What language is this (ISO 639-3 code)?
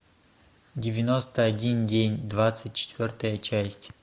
rus